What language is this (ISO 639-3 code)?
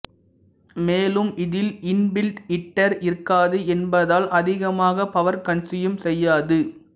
tam